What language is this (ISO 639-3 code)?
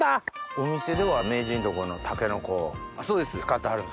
jpn